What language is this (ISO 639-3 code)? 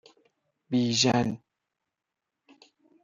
fas